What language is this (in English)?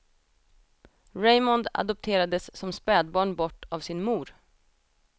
Swedish